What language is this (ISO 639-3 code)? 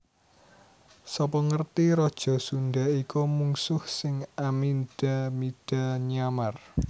jav